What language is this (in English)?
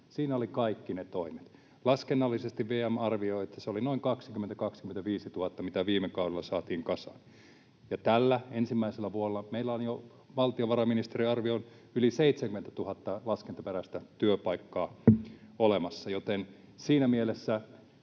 Finnish